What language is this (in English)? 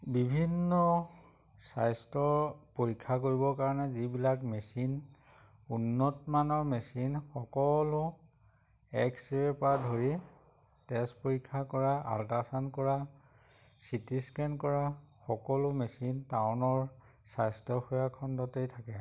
Assamese